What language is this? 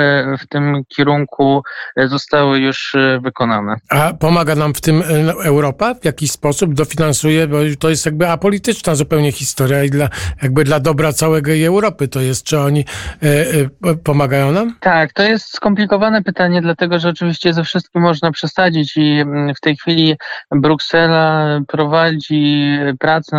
Polish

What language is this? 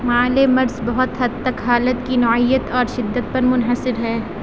Urdu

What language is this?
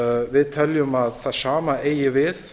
Icelandic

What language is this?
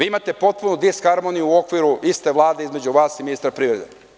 Serbian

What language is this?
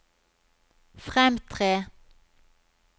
Norwegian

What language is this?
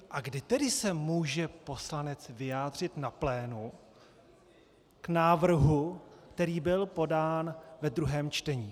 Czech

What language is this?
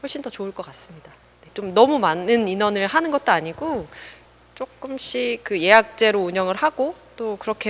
Korean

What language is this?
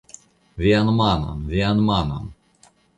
Esperanto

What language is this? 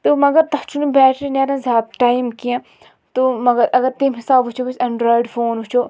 Kashmiri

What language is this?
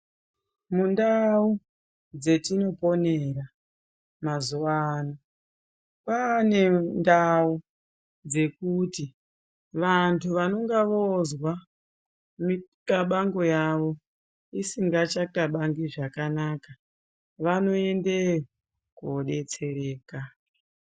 Ndau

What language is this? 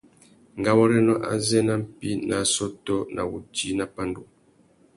Tuki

